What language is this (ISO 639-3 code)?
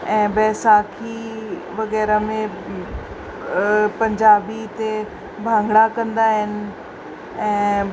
snd